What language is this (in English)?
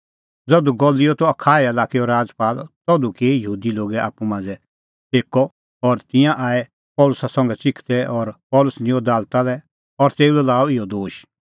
Kullu Pahari